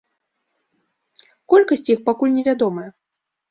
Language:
Belarusian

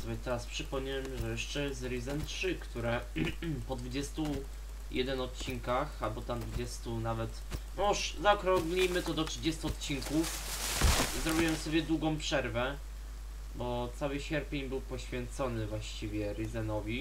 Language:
Polish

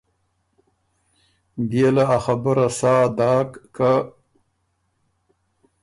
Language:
Ormuri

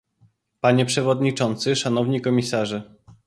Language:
Polish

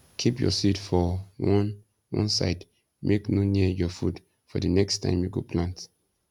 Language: Nigerian Pidgin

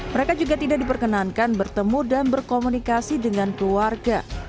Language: Indonesian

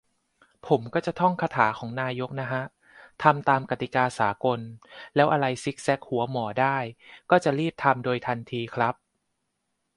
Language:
Thai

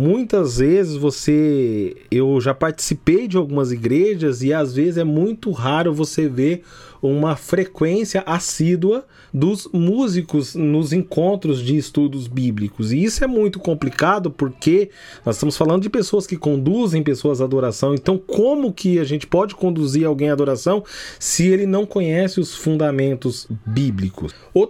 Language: Portuguese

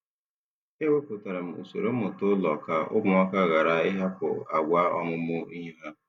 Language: Igbo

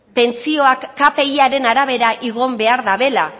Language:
Basque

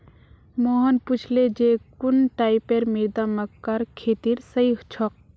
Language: Magahi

